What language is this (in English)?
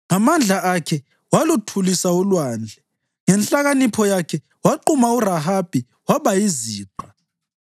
North Ndebele